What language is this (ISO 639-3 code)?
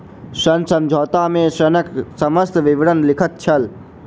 mai